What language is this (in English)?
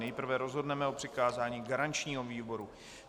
Czech